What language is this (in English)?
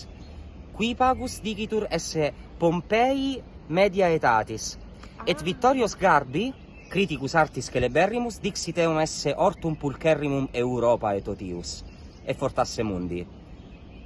German